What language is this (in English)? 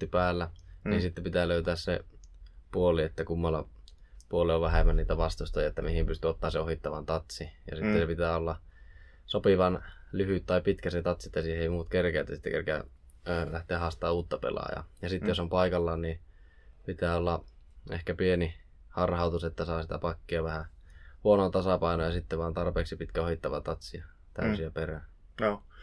Finnish